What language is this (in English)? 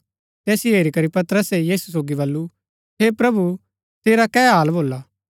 Gaddi